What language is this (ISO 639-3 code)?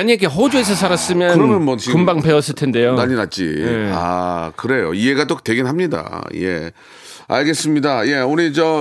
kor